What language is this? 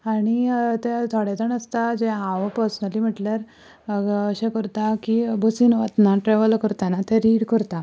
Konkani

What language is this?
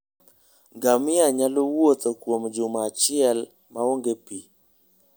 Luo (Kenya and Tanzania)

